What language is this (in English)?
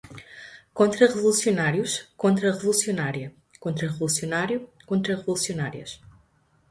Portuguese